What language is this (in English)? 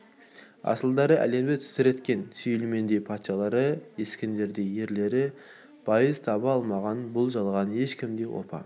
Kazakh